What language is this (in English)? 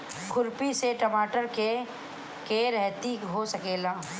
Bhojpuri